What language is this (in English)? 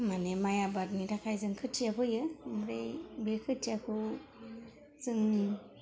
Bodo